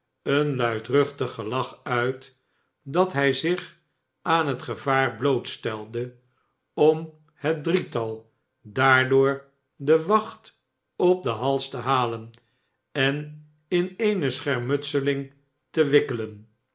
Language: Dutch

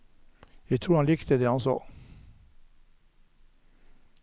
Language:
Norwegian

